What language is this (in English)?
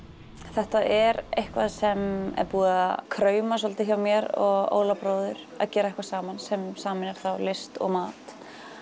Icelandic